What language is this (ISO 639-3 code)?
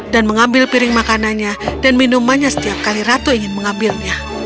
ind